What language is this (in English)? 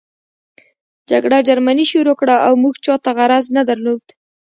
Pashto